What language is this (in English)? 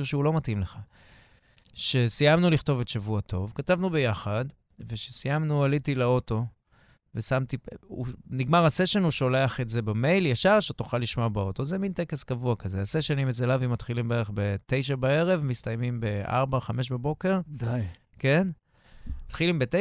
Hebrew